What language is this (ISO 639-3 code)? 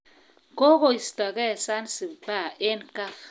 kln